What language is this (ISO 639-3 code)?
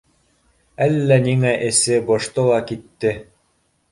bak